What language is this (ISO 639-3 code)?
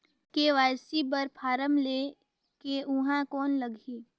hne